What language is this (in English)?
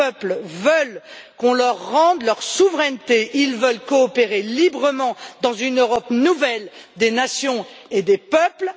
French